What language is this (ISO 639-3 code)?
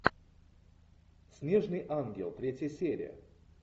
rus